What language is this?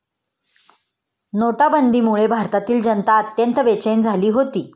Marathi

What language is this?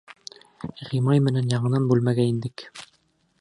Bashkir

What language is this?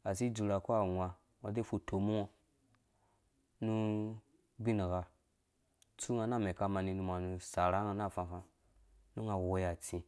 Dũya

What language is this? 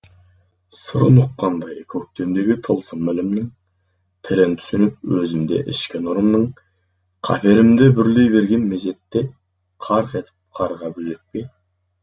Kazakh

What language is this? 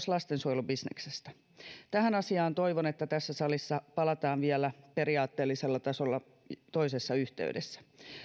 Finnish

